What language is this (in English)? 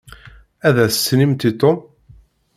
Kabyle